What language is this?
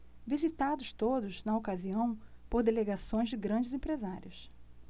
Portuguese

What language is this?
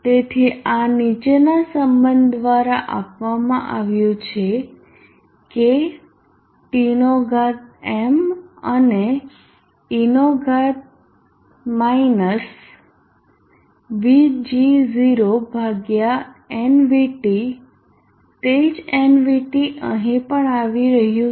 Gujarati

